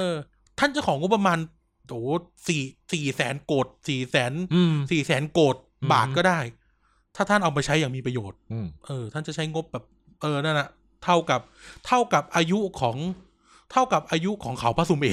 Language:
Thai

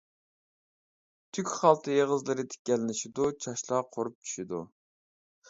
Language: Uyghur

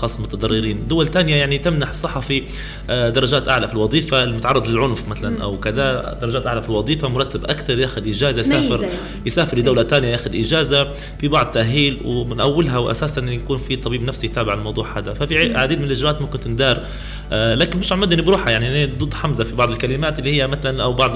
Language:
Arabic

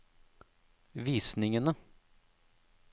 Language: Norwegian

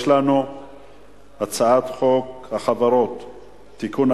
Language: Hebrew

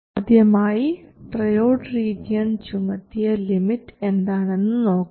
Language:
Malayalam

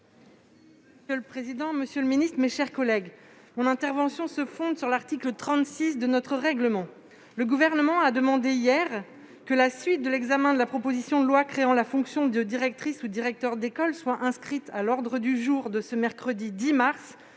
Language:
French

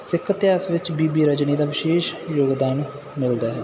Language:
Punjabi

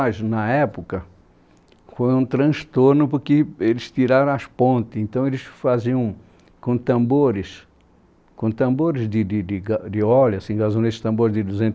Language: Portuguese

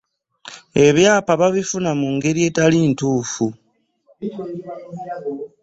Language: Ganda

